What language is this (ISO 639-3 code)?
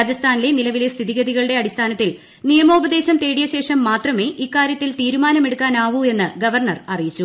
mal